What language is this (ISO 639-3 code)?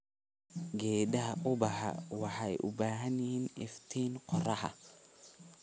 som